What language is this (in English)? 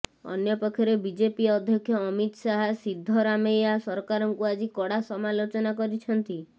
Odia